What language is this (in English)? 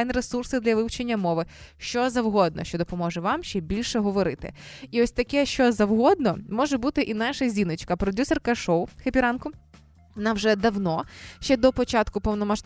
Ukrainian